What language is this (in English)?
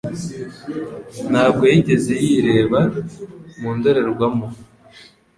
Kinyarwanda